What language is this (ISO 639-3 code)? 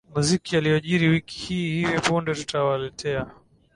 swa